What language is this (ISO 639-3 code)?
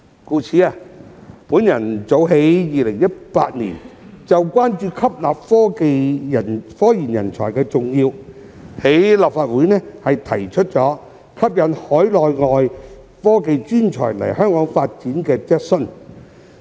yue